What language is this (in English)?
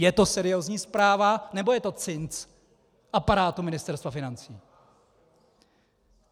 Czech